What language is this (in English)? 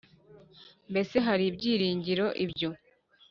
Kinyarwanda